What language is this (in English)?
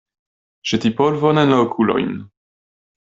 Esperanto